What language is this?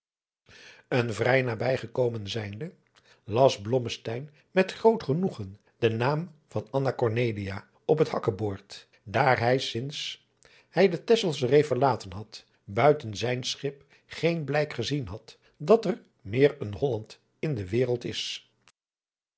Dutch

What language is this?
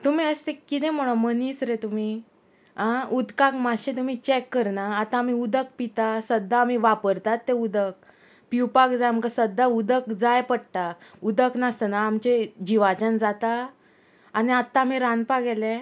Konkani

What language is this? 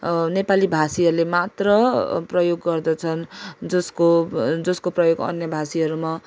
Nepali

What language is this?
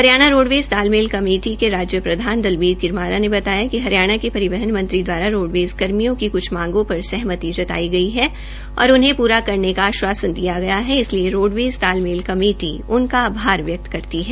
Hindi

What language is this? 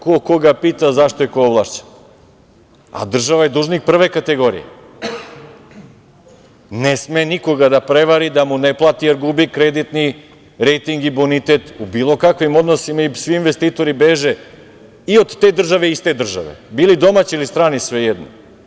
Serbian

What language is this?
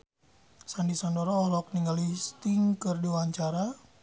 Sundanese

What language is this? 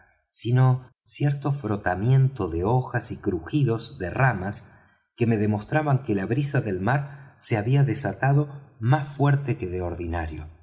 Spanish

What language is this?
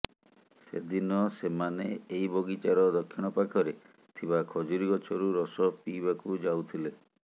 Odia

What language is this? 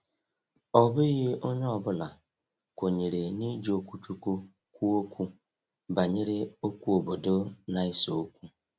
Igbo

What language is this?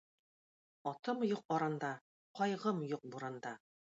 Tatar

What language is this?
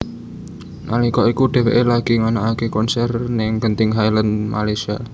Javanese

